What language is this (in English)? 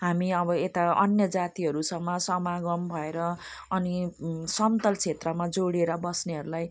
Nepali